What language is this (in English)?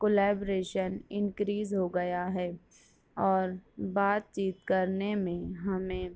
Urdu